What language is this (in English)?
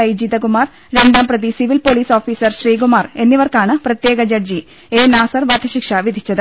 Malayalam